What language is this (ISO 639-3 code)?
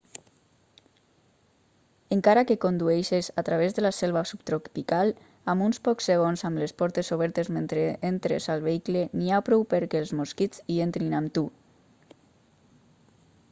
cat